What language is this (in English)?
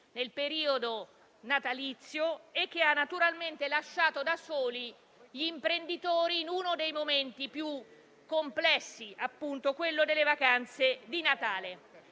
Italian